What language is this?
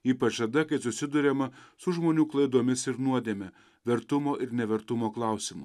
Lithuanian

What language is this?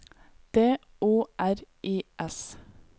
Norwegian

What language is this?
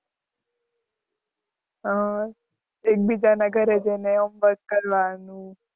Gujarati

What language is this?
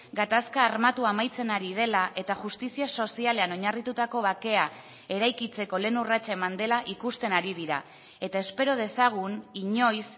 Basque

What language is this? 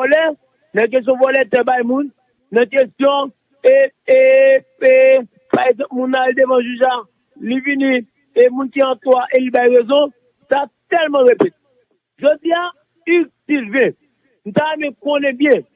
French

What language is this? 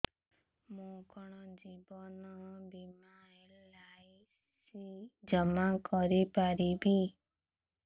Odia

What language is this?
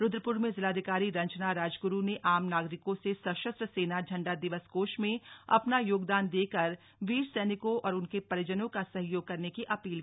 Hindi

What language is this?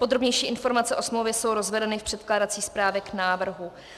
Czech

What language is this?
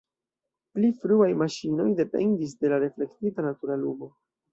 Esperanto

